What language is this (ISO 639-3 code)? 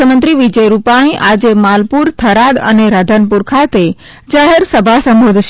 guj